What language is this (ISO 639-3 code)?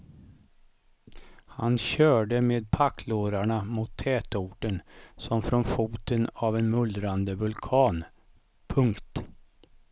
swe